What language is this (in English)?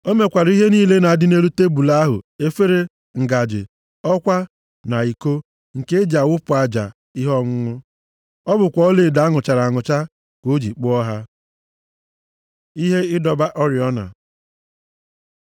Igbo